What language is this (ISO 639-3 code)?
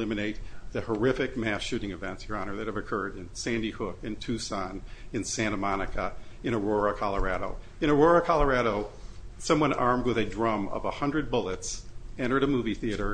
eng